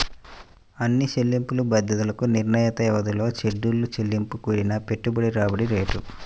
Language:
Telugu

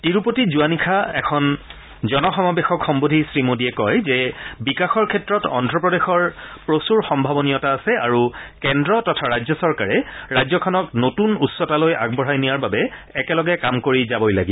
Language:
Assamese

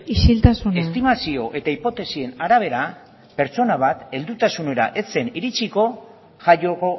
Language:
Basque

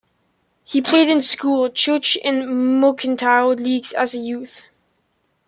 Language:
English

